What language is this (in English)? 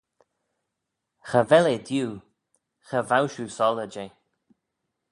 Manx